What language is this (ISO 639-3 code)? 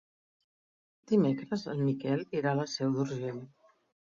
cat